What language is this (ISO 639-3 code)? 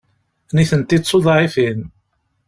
kab